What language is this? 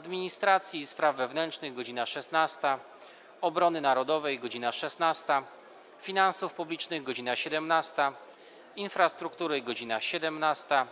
Polish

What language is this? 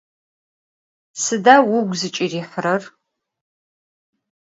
Adyghe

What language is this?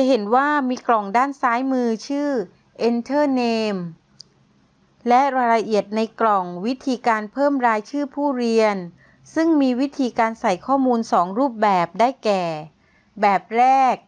Thai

